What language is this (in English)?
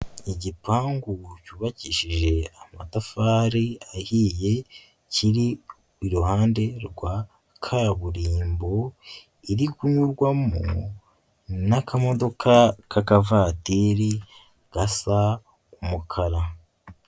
Kinyarwanda